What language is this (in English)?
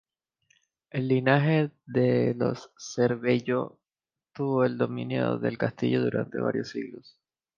Spanish